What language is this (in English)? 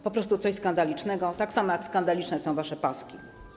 Polish